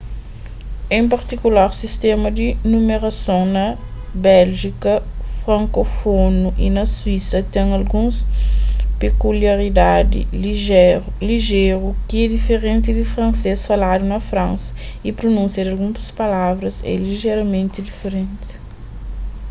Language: Kabuverdianu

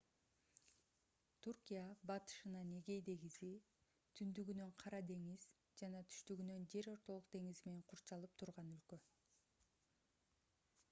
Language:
Kyrgyz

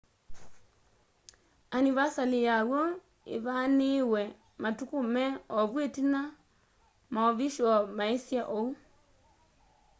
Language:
Kamba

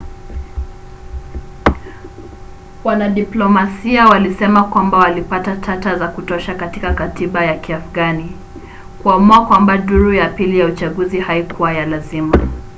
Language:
Swahili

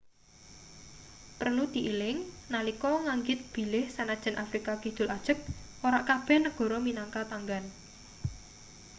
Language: Javanese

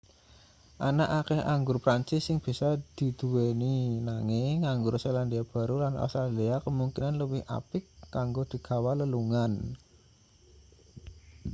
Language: Javanese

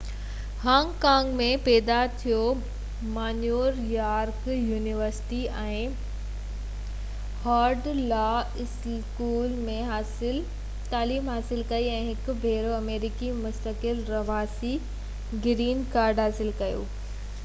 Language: Sindhi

